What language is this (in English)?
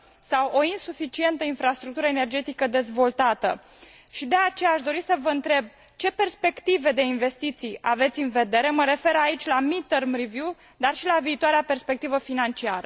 Romanian